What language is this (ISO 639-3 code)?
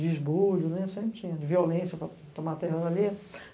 por